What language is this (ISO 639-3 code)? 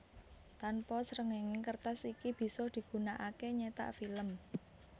jav